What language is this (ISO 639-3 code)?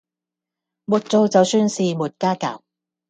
yue